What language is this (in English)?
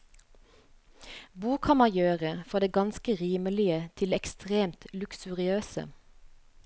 Norwegian